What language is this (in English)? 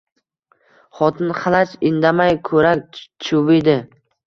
Uzbek